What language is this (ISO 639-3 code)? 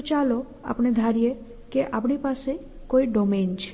guj